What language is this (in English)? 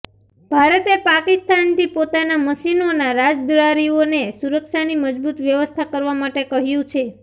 Gujarati